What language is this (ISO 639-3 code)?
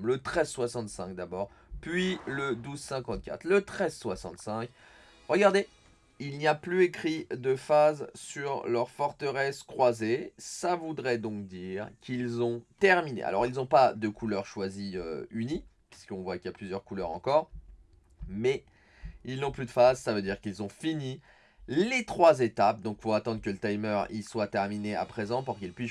fra